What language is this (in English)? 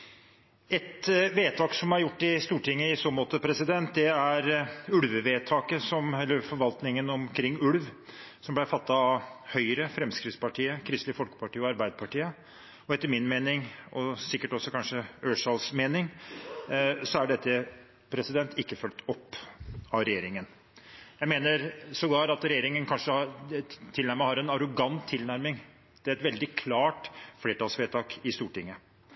Norwegian